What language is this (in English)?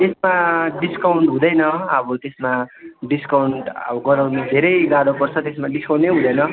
Nepali